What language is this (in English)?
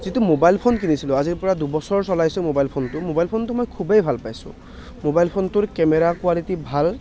Assamese